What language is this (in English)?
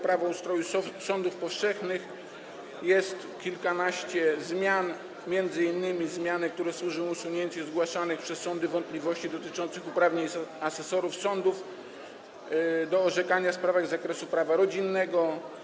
Polish